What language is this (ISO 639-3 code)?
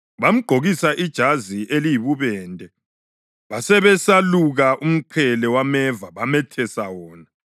nde